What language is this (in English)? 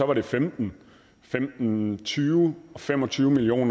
Danish